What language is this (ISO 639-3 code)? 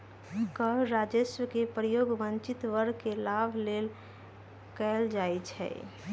mag